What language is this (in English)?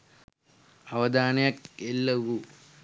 Sinhala